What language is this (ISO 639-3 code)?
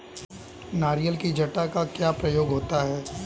hin